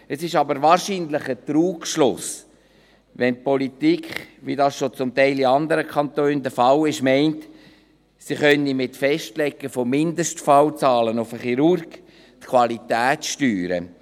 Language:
Swiss German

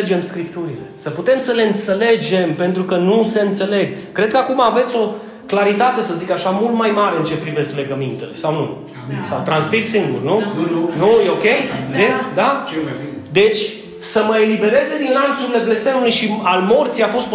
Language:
Romanian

